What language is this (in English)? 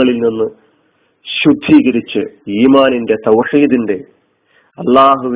Malayalam